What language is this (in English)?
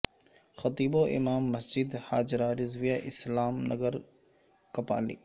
Urdu